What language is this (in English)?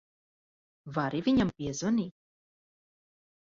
Latvian